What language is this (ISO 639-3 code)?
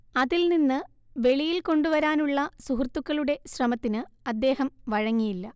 mal